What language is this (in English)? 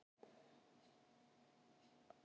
Icelandic